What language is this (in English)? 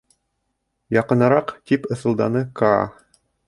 Bashkir